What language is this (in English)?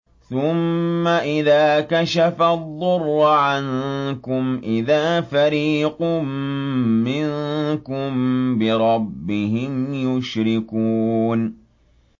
Arabic